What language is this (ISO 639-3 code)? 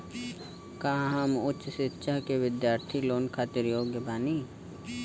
bho